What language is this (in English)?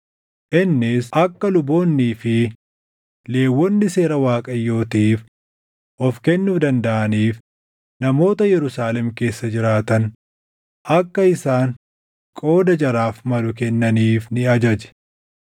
Oromo